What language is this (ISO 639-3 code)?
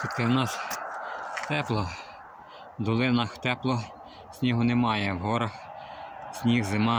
ukr